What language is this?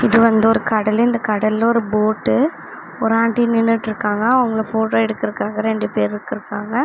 Tamil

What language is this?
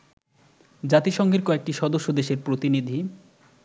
Bangla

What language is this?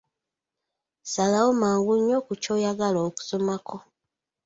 Ganda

